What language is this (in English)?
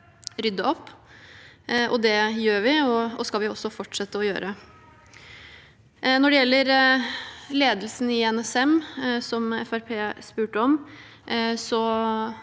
Norwegian